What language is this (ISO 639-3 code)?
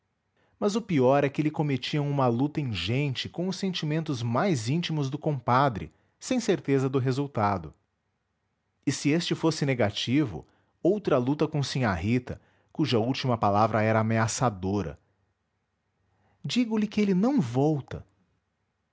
por